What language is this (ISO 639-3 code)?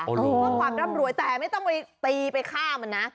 tha